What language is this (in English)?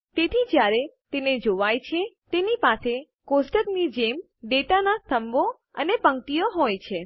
Gujarati